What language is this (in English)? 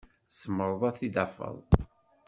Kabyle